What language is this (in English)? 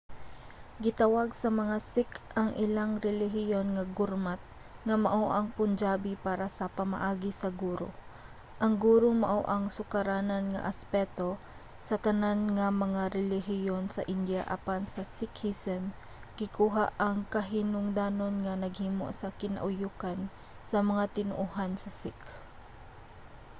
Cebuano